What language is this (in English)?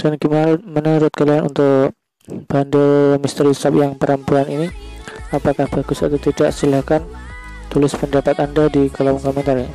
Indonesian